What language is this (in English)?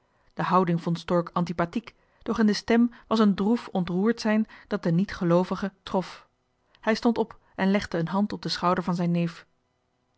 Dutch